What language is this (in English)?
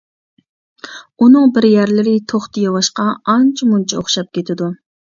Uyghur